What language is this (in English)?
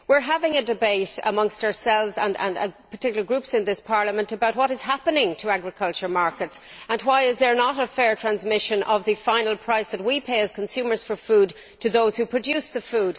English